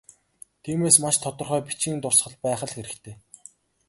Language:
Mongolian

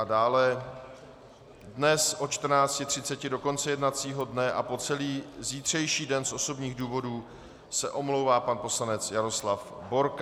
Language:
Czech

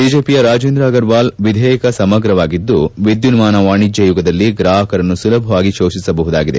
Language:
Kannada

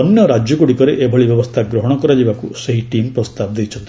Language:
Odia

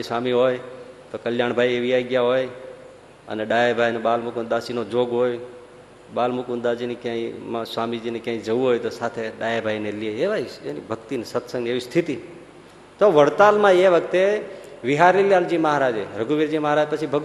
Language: Gujarati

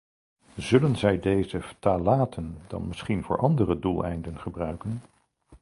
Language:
Dutch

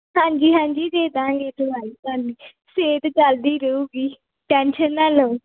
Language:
Punjabi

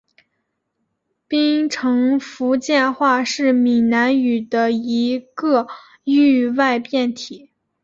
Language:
Chinese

